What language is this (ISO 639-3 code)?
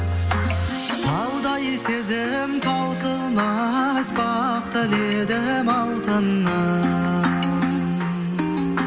kaz